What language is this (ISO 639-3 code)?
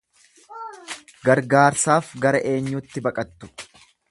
orm